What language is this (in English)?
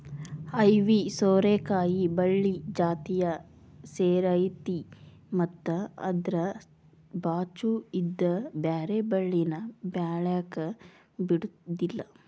Kannada